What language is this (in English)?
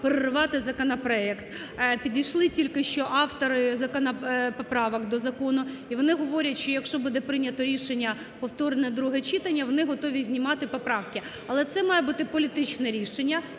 Ukrainian